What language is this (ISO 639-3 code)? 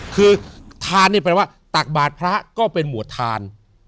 tha